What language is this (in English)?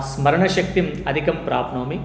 Sanskrit